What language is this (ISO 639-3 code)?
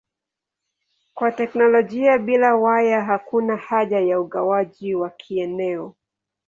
swa